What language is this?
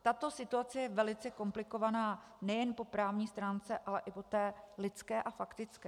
Czech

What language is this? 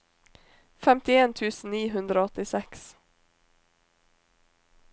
Norwegian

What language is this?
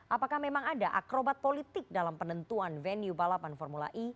Indonesian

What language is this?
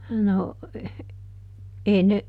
Finnish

